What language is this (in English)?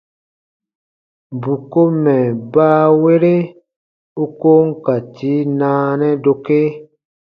Baatonum